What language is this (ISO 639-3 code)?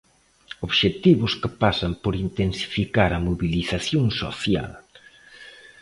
glg